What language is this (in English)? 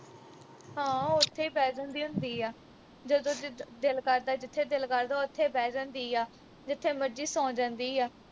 Punjabi